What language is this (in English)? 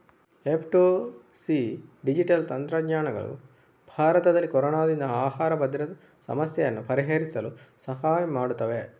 Kannada